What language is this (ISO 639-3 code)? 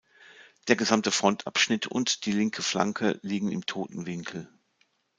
deu